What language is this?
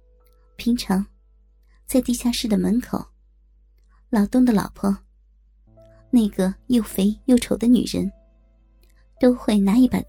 Chinese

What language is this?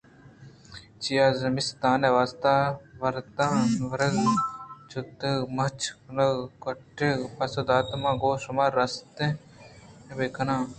Eastern Balochi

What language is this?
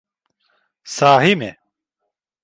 Turkish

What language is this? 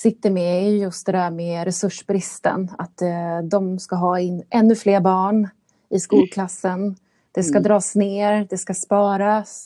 Swedish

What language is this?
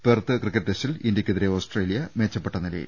Malayalam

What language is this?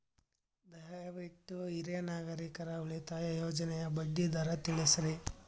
Kannada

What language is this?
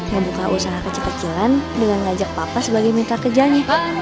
Indonesian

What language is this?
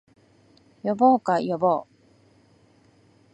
Japanese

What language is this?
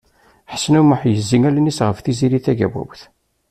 Kabyle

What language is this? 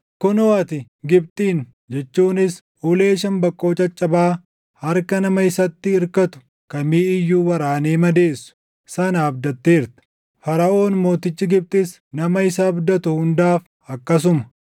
Oromo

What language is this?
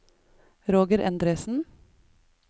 Norwegian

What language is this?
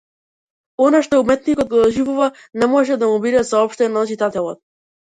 Macedonian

